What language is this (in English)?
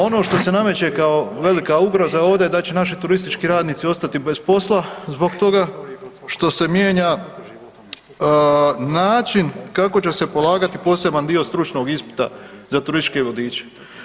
Croatian